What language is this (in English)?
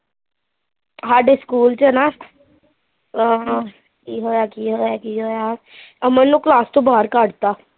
Punjabi